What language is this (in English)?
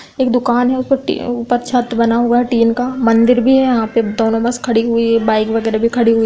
Hindi